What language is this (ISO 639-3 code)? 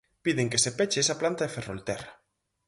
glg